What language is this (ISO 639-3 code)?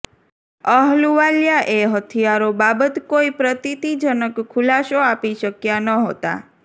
guj